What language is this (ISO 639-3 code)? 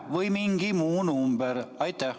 est